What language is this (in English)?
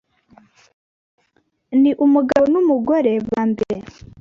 Kinyarwanda